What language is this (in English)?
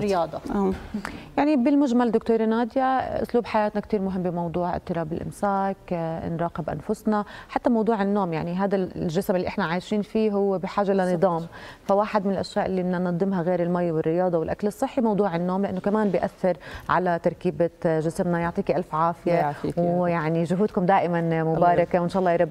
Arabic